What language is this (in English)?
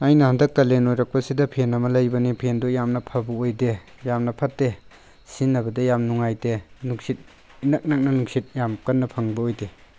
Manipuri